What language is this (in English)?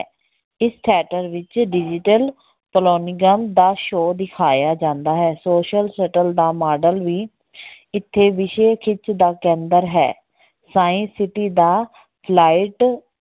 Punjabi